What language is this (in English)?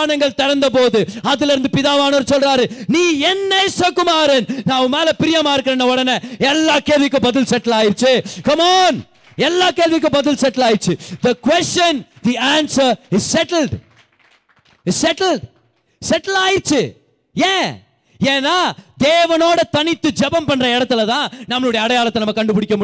Tamil